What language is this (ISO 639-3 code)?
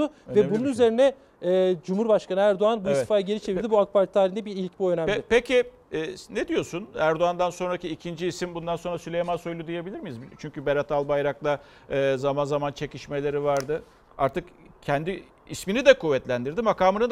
tur